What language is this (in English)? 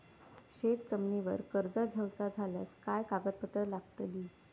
Marathi